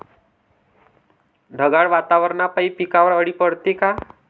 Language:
Marathi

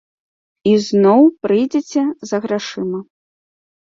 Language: Belarusian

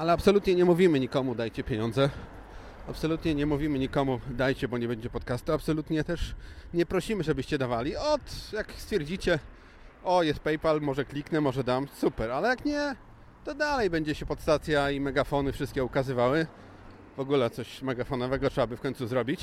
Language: Polish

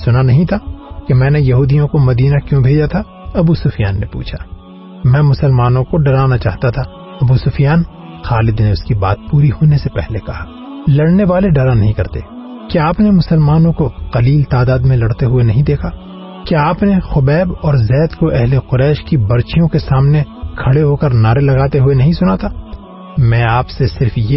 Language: Urdu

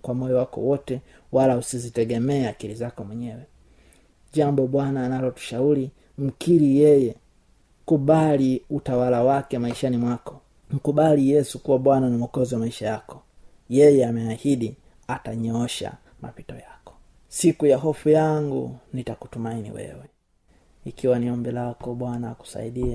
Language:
Swahili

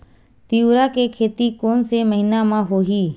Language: Chhattisgarhi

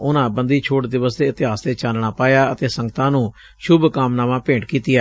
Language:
Punjabi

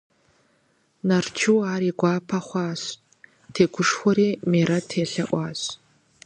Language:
Kabardian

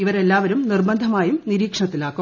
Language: Malayalam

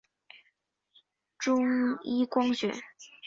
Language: Chinese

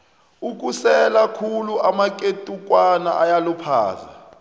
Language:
South Ndebele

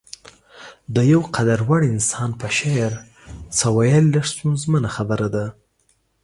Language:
Pashto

